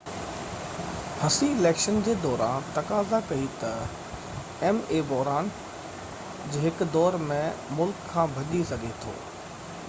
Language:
Sindhi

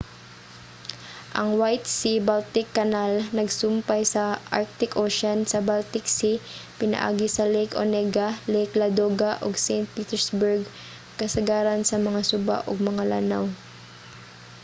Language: Cebuano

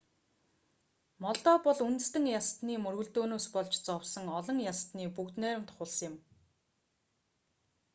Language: Mongolian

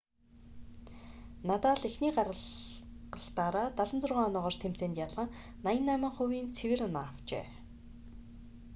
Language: Mongolian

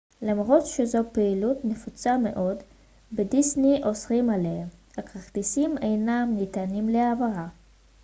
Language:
Hebrew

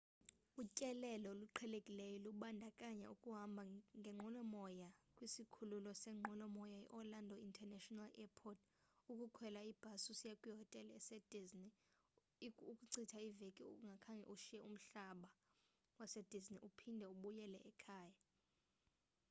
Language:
Xhosa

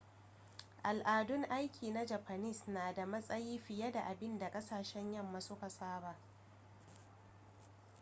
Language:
Hausa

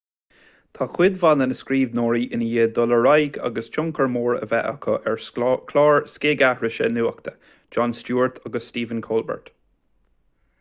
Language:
Irish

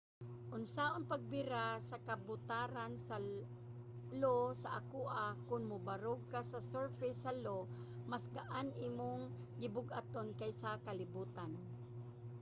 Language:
Cebuano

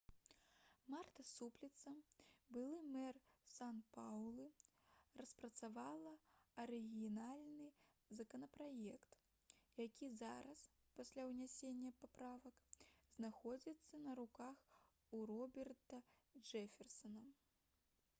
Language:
Belarusian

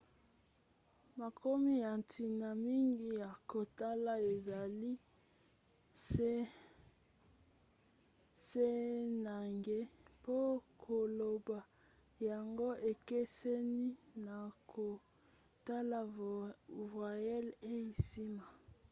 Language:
Lingala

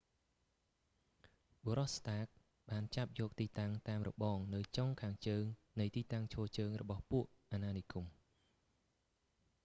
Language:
Khmer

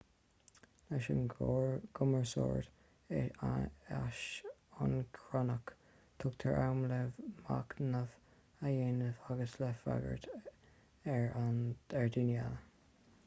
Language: Irish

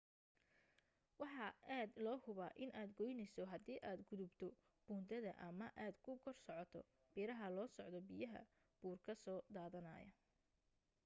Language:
Somali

